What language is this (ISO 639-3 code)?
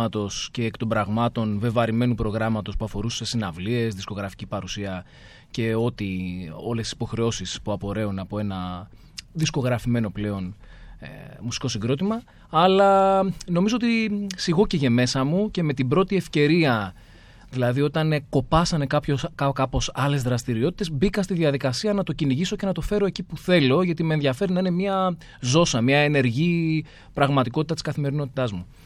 ell